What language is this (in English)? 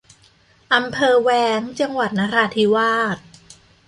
Thai